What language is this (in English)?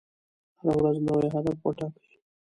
Pashto